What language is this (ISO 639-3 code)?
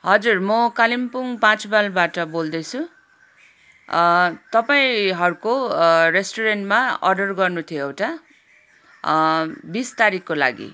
nep